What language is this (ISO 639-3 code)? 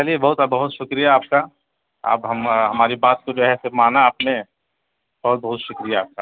urd